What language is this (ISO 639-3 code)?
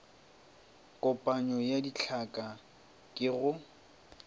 nso